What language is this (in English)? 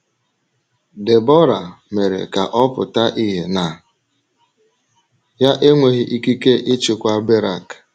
Igbo